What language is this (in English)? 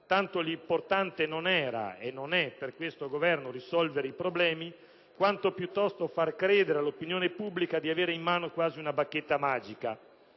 Italian